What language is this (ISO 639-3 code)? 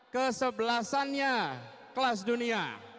ind